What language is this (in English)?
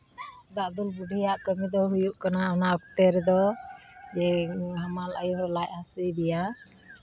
Santali